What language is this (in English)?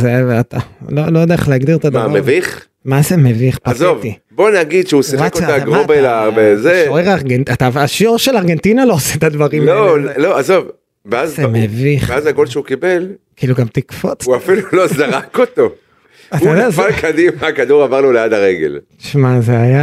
Hebrew